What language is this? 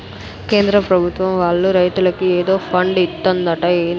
Telugu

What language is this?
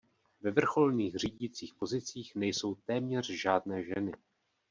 Czech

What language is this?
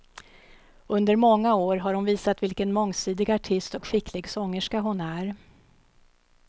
Swedish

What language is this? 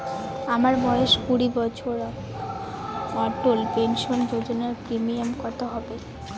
Bangla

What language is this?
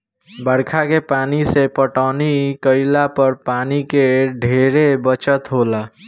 Bhojpuri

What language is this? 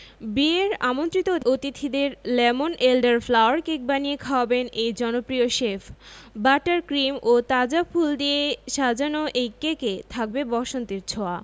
Bangla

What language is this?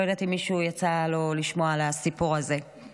Hebrew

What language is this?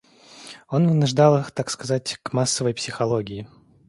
Russian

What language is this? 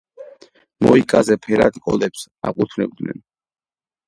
Georgian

